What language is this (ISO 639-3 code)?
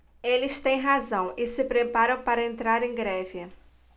por